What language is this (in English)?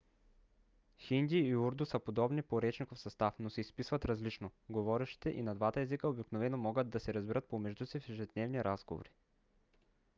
Bulgarian